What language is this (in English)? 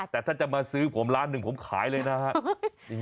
Thai